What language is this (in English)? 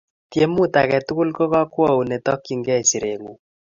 Kalenjin